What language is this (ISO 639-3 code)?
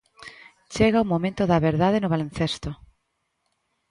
glg